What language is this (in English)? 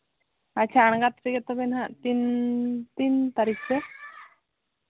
Santali